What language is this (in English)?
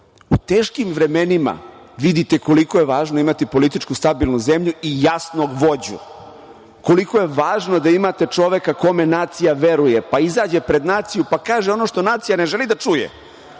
Serbian